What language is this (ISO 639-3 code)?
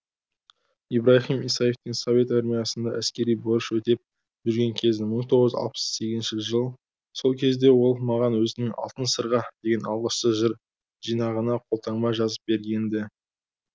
kaz